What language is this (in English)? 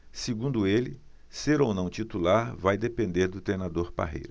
Portuguese